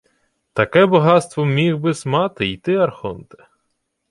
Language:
Ukrainian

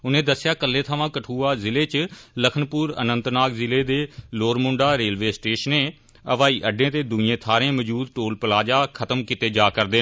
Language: Dogri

